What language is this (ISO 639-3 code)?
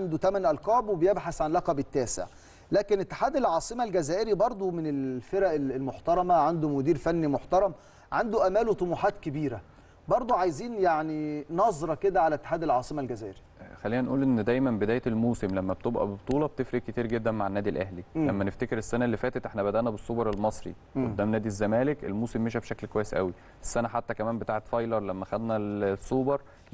ara